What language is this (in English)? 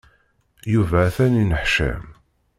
Kabyle